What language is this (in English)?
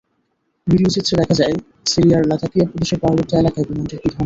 Bangla